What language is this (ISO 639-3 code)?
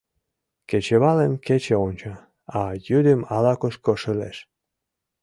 chm